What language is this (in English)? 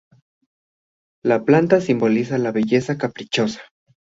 Spanish